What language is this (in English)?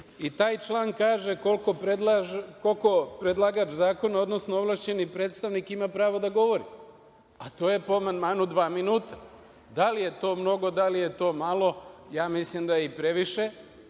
Serbian